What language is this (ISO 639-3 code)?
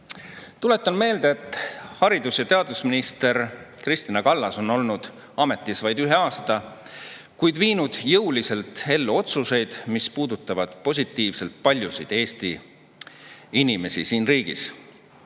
est